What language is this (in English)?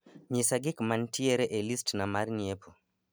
Luo (Kenya and Tanzania)